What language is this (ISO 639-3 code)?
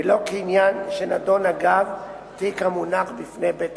heb